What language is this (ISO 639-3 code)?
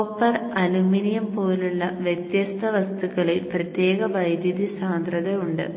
mal